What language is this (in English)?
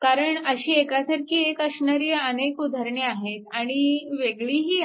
Marathi